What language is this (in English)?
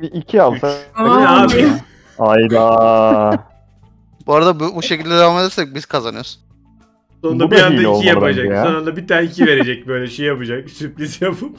Turkish